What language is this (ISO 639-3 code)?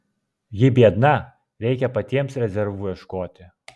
lit